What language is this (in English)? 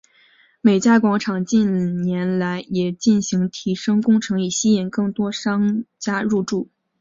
Chinese